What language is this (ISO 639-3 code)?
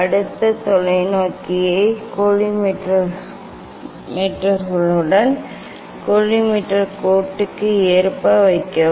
tam